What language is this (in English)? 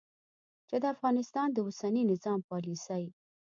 Pashto